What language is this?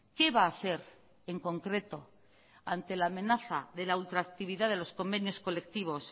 Spanish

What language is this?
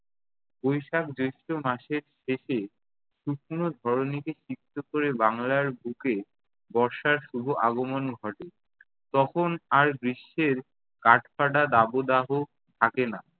Bangla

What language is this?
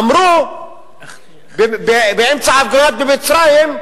Hebrew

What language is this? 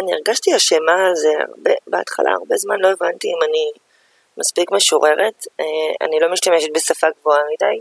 Hebrew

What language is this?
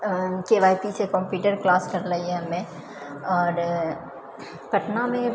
Maithili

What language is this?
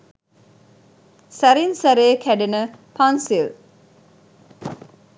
Sinhala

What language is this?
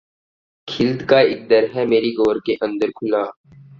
Urdu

